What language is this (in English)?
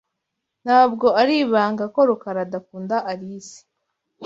Kinyarwanda